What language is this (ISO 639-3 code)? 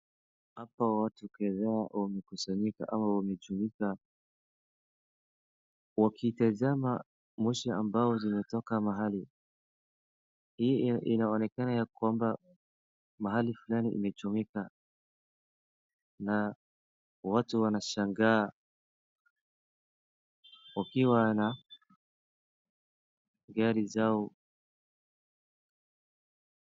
swa